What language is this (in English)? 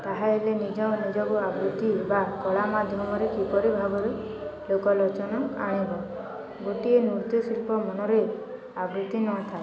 Odia